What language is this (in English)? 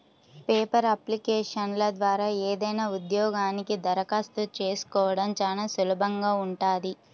Telugu